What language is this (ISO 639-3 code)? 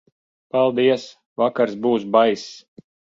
lav